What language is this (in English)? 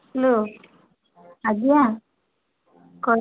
Odia